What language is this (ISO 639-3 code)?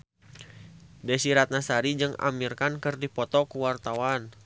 sun